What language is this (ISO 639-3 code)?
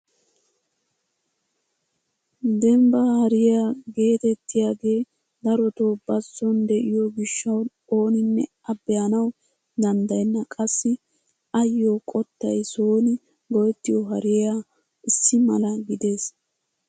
wal